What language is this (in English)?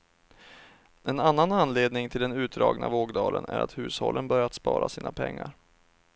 Swedish